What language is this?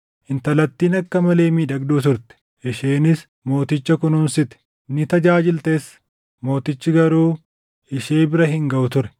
Oromo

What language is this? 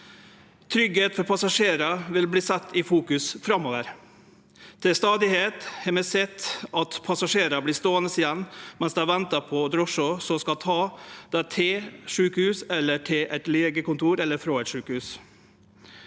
Norwegian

